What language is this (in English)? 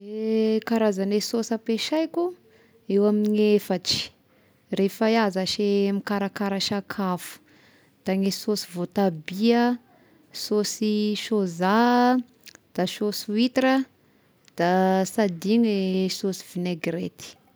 Tesaka Malagasy